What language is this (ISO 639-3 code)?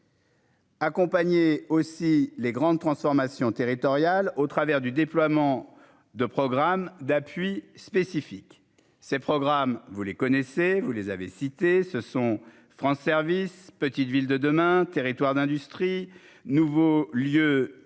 fra